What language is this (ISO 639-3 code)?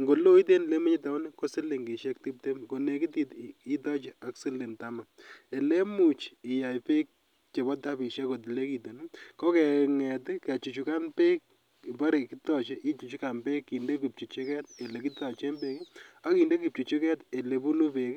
kln